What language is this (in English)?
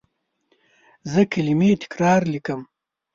Pashto